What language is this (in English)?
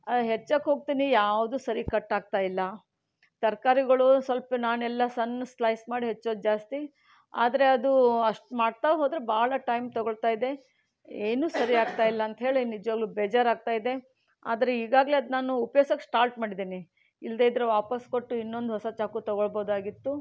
Kannada